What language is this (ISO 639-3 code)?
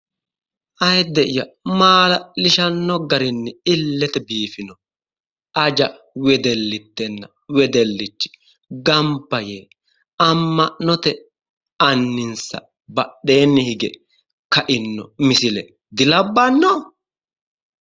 sid